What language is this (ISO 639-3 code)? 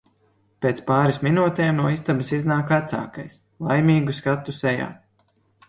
lav